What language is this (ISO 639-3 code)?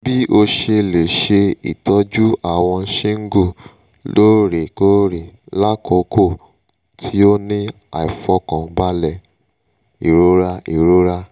yor